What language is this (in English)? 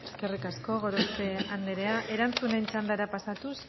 Basque